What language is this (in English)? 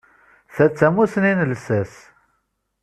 Kabyle